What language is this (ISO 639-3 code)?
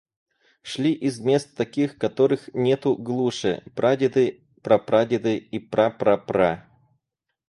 rus